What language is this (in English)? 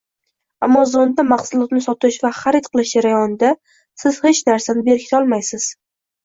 Uzbek